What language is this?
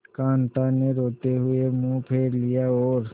Hindi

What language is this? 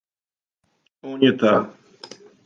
Serbian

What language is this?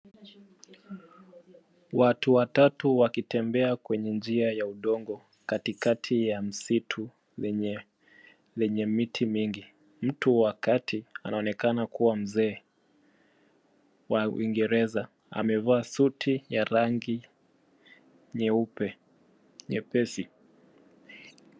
Swahili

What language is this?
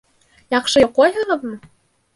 Bashkir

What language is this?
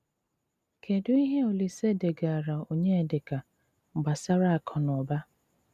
Igbo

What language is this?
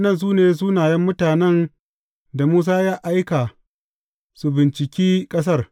Hausa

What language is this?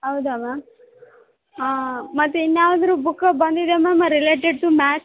Kannada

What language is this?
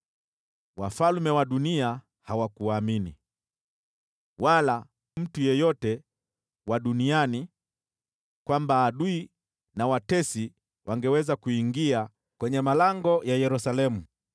Swahili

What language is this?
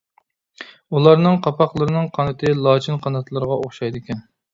Uyghur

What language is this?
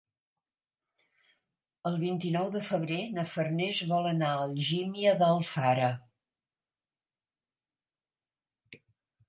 Catalan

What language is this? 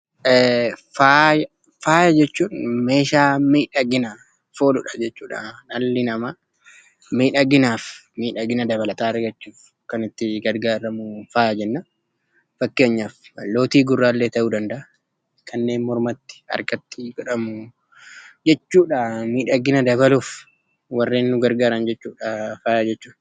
Oromo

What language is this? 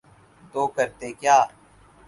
Urdu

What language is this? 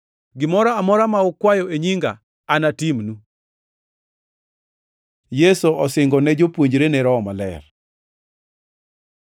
Luo (Kenya and Tanzania)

